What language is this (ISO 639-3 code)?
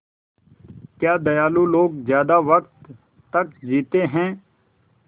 hin